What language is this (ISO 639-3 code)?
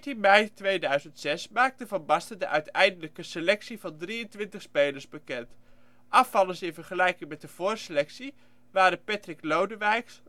nld